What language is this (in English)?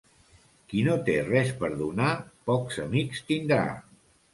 Catalan